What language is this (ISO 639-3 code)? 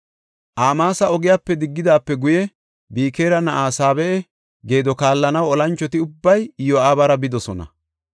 gof